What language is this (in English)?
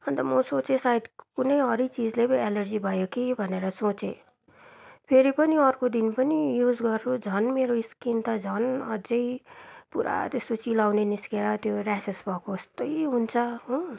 Nepali